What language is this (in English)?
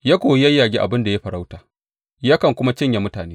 Hausa